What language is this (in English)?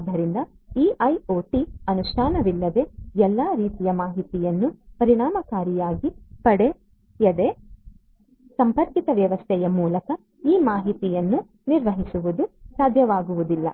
Kannada